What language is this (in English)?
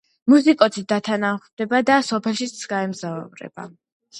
Georgian